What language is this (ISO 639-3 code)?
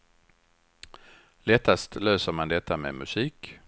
swe